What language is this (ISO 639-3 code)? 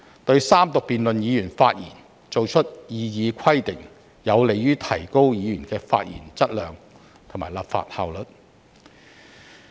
yue